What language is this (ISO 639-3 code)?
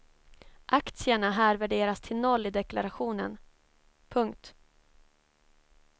swe